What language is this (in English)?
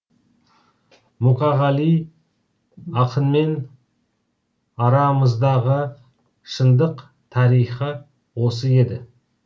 Kazakh